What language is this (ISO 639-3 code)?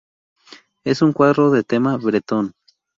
spa